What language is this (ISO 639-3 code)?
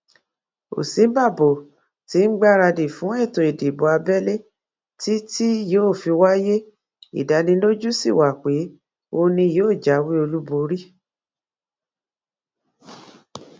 yor